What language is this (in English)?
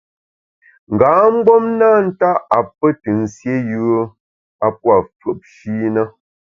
Bamun